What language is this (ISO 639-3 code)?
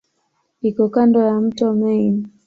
swa